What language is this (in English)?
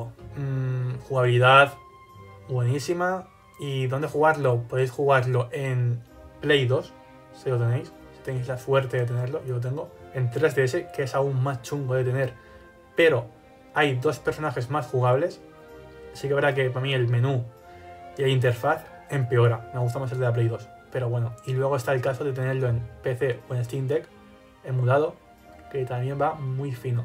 Spanish